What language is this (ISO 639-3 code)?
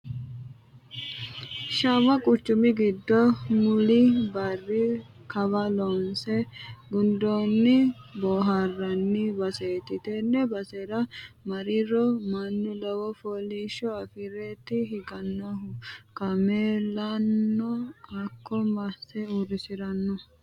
sid